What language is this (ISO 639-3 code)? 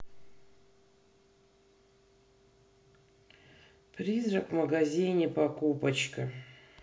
rus